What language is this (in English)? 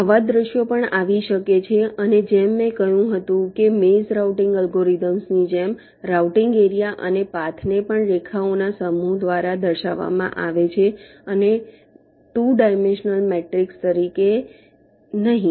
Gujarati